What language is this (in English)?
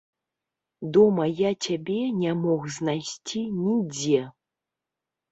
Belarusian